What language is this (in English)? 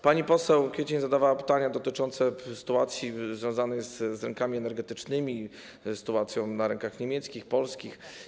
Polish